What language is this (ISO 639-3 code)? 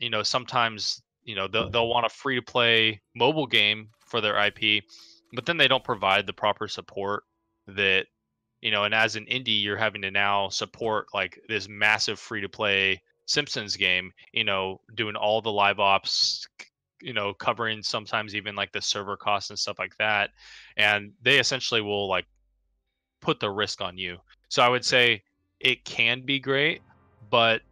eng